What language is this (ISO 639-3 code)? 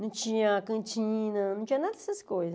por